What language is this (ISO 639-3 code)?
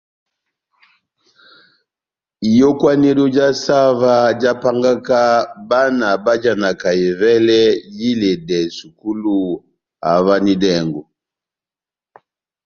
bnm